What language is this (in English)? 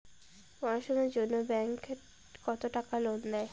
Bangla